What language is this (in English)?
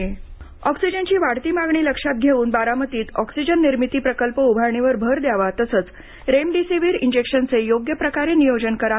Marathi